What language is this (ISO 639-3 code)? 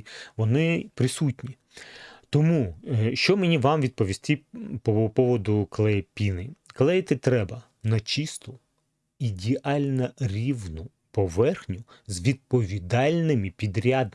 ukr